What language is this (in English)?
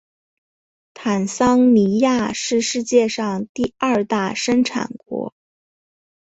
Chinese